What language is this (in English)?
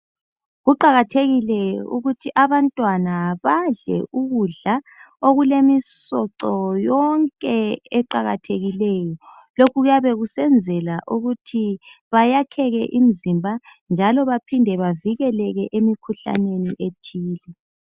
North Ndebele